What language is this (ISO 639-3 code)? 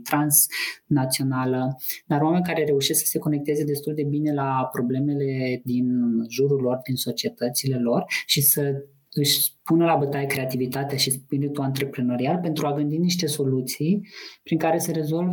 ron